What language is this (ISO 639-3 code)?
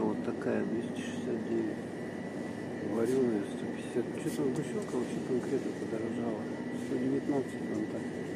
rus